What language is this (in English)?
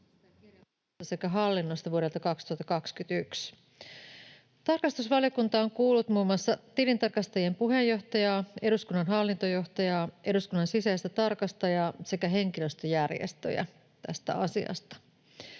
Finnish